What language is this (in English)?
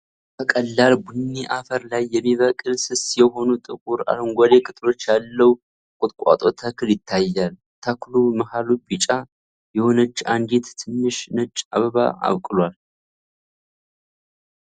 Amharic